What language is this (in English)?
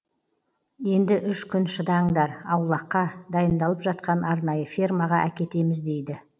Kazakh